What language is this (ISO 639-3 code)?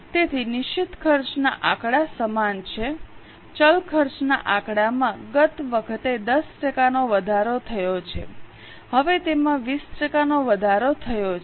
guj